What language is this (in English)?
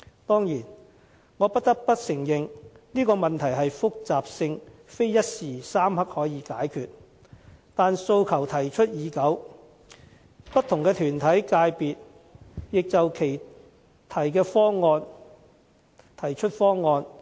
Cantonese